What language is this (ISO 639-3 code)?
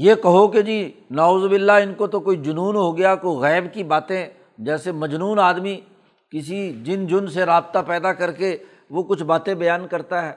urd